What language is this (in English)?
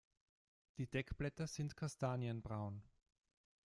German